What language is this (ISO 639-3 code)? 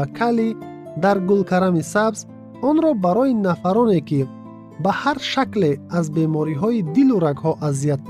fas